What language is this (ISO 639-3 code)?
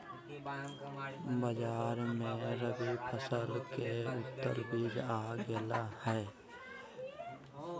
mag